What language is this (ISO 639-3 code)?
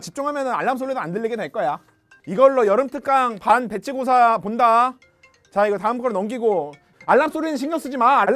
kor